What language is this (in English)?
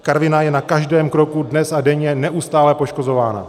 Czech